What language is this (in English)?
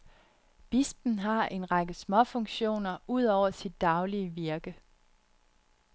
Danish